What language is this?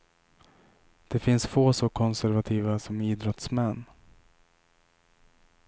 Swedish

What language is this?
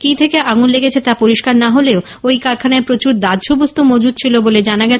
Bangla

